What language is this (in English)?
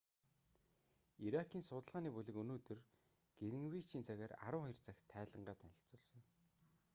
Mongolian